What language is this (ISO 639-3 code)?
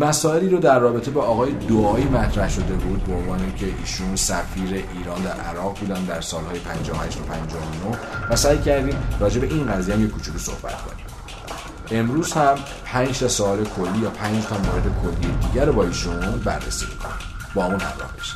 fas